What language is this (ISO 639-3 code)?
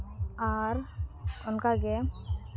sat